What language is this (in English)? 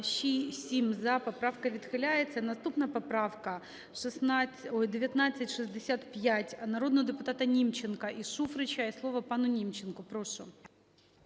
Ukrainian